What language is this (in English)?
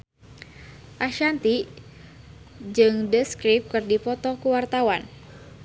Sundanese